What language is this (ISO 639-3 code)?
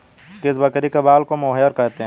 hin